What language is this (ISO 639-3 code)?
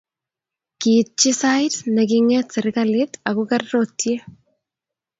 kln